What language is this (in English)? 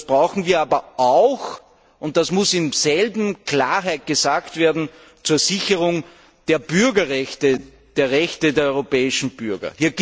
German